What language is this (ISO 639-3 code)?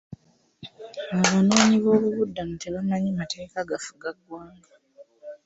lug